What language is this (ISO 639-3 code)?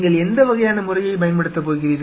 tam